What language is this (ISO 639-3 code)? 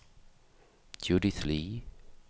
dan